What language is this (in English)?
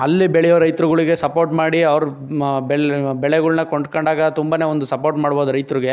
Kannada